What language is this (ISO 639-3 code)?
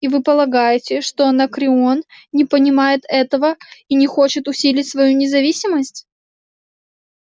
rus